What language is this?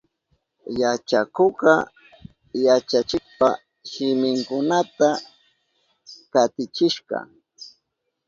Southern Pastaza Quechua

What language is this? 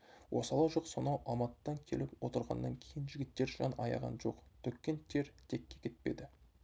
Kazakh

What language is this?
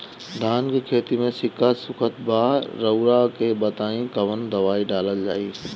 Bhojpuri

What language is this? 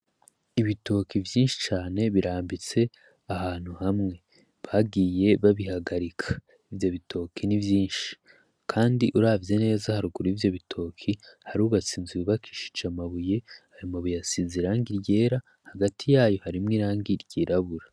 Rundi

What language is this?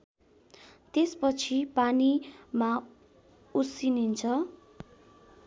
Nepali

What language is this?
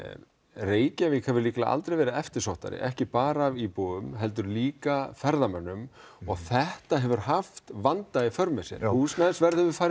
Icelandic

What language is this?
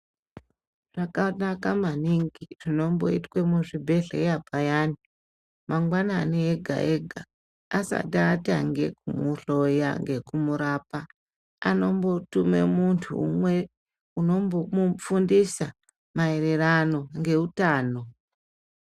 Ndau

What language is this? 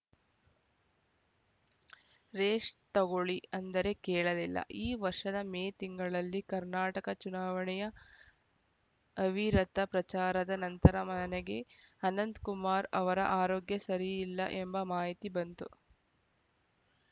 Kannada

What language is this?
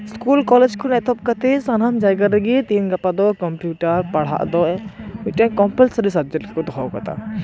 Santali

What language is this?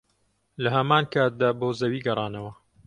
Central Kurdish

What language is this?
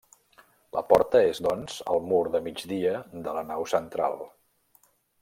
Catalan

